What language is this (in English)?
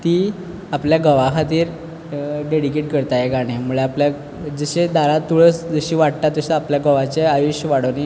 Konkani